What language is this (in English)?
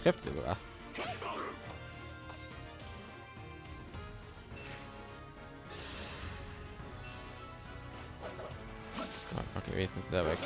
German